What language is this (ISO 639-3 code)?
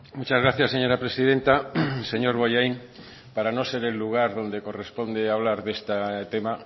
spa